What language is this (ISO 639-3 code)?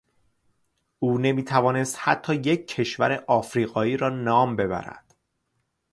fas